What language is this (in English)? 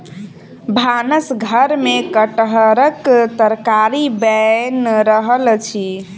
Maithili